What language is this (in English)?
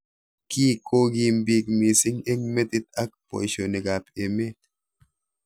Kalenjin